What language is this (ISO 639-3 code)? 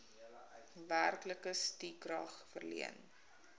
afr